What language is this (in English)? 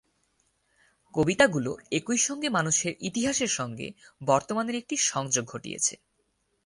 Bangla